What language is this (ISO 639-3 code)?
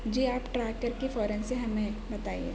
urd